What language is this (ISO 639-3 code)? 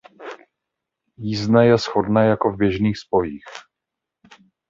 ces